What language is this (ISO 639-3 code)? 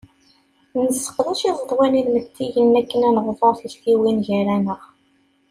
kab